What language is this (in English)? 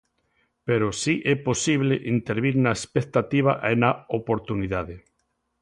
Galician